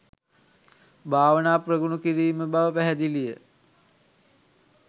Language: Sinhala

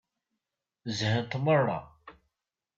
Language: Kabyle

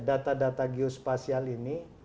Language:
Indonesian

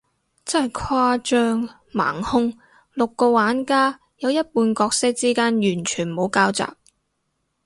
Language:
Cantonese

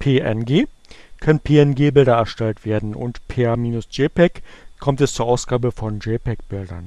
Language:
German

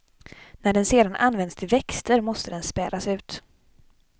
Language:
Swedish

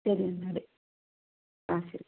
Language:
Malayalam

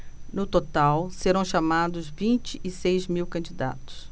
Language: Portuguese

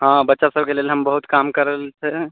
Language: Maithili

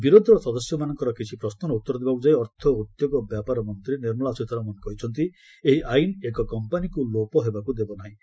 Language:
Odia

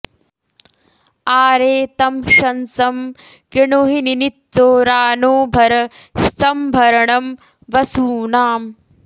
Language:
Sanskrit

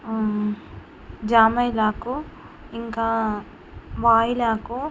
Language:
Telugu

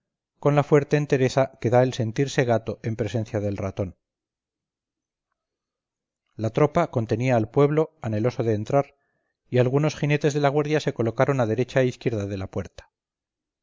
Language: Spanish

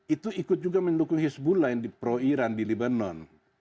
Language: Indonesian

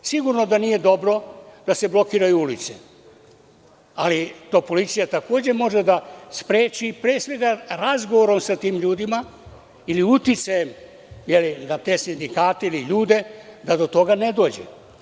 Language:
Serbian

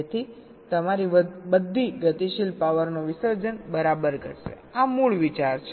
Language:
Gujarati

